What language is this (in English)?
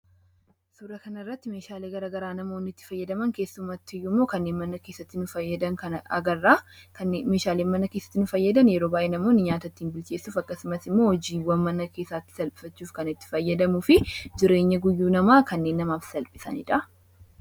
Oromo